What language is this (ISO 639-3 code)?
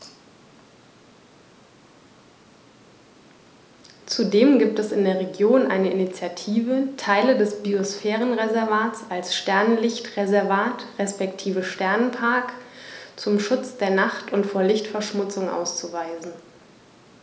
deu